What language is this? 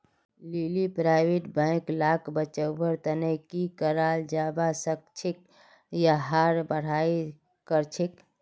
Magahi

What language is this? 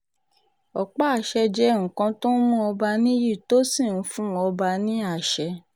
Yoruba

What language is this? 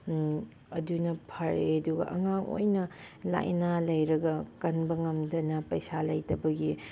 Manipuri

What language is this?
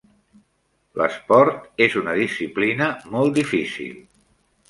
Catalan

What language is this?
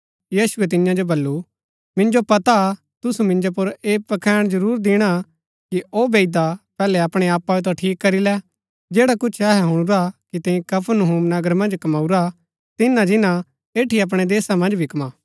Gaddi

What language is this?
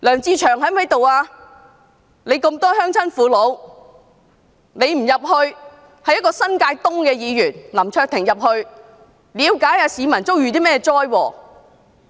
Cantonese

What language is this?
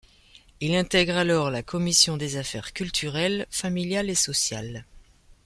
French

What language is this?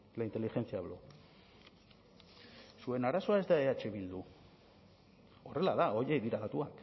Basque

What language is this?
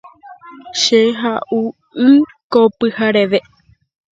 Guarani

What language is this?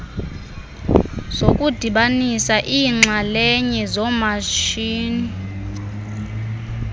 Xhosa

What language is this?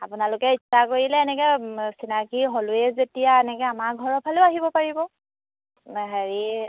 Assamese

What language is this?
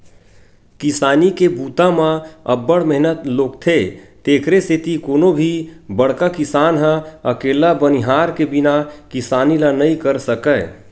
Chhattisgarhi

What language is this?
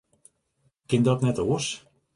Western Frisian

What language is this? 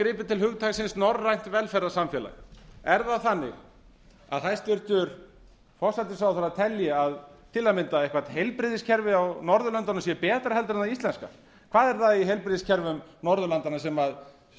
Icelandic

